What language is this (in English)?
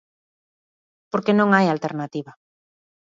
Galician